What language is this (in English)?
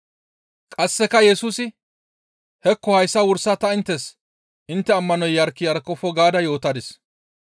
Gamo